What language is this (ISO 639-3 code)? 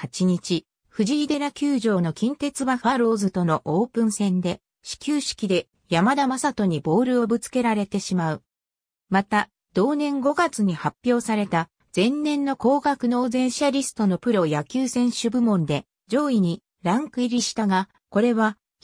jpn